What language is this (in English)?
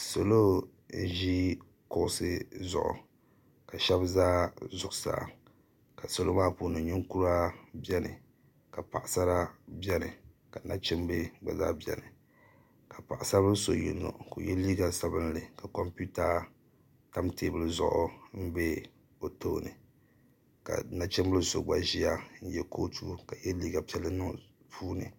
Dagbani